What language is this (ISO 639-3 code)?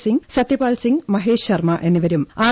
mal